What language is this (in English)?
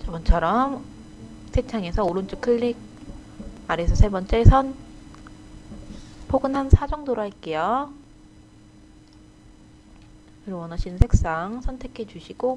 Korean